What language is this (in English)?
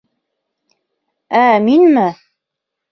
Bashkir